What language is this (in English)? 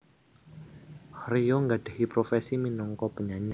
Javanese